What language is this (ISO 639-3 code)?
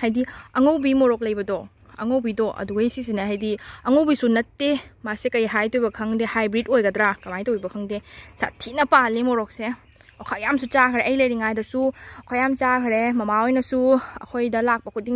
tha